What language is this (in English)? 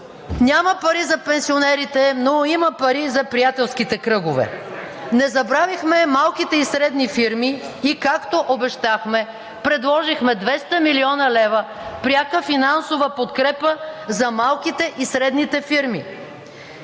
Bulgarian